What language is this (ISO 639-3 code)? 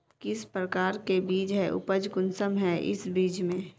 mag